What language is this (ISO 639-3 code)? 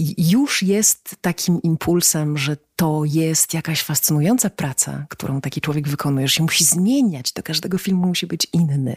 pol